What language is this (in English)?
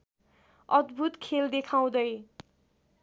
Nepali